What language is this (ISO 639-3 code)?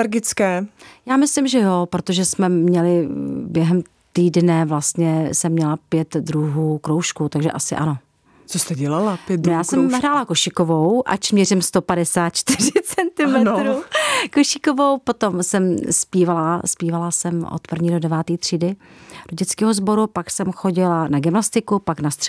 ces